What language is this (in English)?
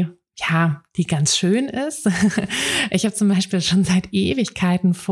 German